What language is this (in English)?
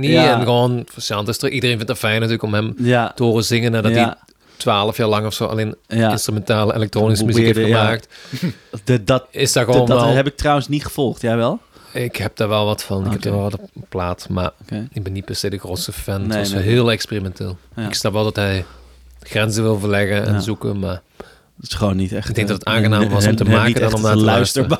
Dutch